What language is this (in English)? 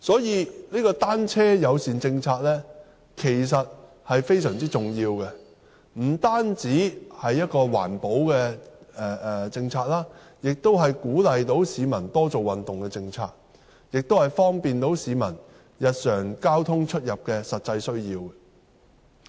Cantonese